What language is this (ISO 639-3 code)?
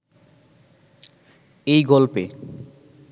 ben